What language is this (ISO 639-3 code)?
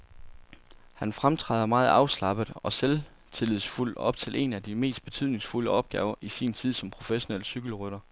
dan